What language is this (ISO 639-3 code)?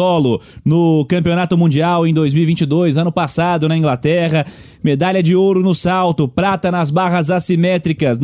por